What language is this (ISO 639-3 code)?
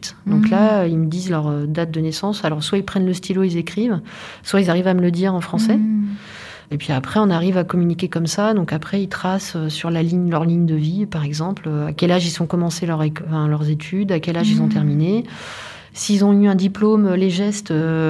fra